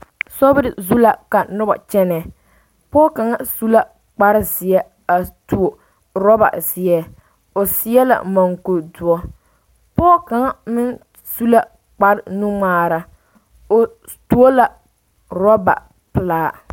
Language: Southern Dagaare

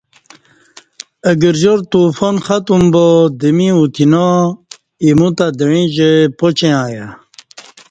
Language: Kati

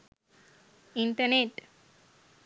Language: Sinhala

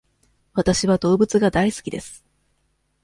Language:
Japanese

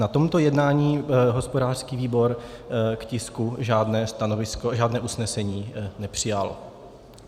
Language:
Czech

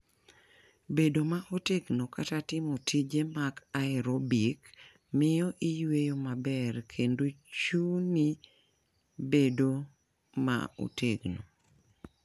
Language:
Luo (Kenya and Tanzania)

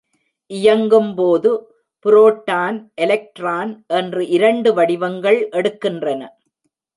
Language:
Tamil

